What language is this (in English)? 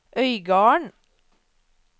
Norwegian